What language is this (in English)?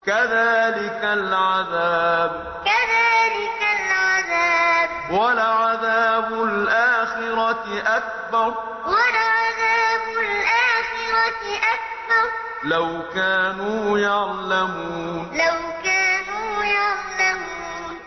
Arabic